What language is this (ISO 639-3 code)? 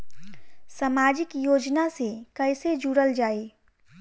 bho